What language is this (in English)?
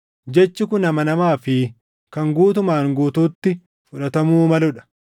Oromo